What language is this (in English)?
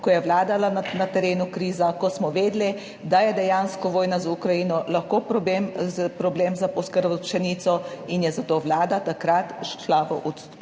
Slovenian